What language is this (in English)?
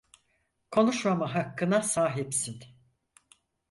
Turkish